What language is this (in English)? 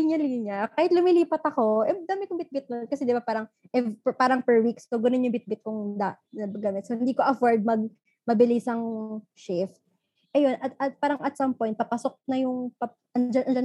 Filipino